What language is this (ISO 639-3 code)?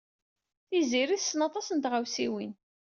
kab